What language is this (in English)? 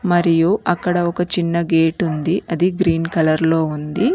Telugu